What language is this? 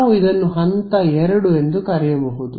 Kannada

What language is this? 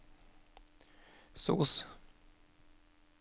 Norwegian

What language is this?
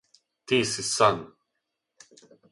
Serbian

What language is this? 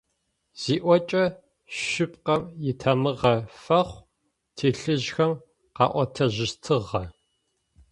Adyghe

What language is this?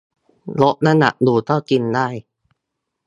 Thai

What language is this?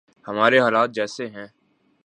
Urdu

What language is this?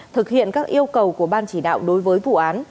Vietnamese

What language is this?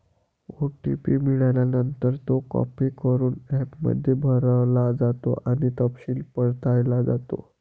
Marathi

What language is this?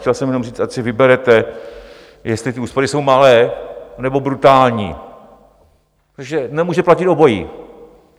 Czech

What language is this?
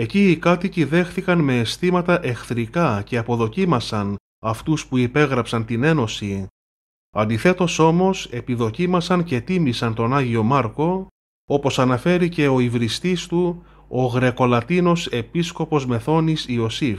Greek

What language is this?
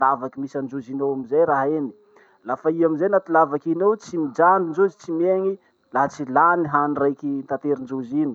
Masikoro Malagasy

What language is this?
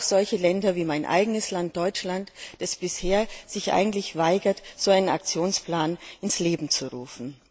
German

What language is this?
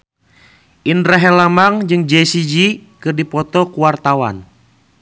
Sundanese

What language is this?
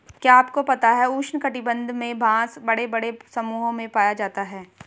Hindi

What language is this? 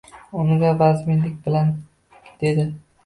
Uzbek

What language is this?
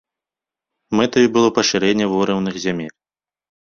Belarusian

